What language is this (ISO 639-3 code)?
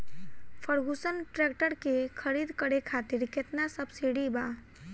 bho